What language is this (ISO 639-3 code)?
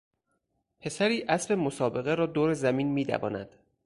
fas